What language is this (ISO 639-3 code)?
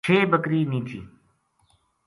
gju